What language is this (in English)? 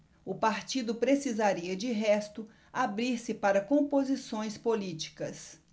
Portuguese